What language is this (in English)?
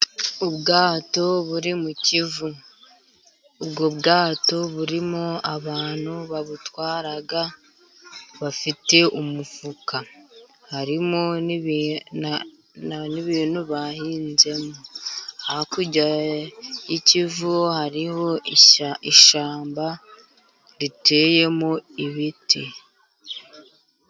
Kinyarwanda